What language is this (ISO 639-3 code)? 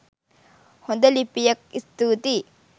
sin